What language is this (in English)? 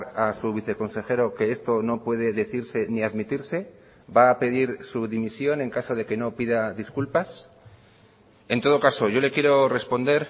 Spanish